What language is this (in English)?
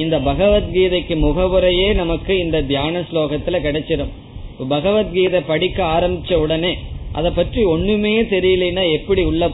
Tamil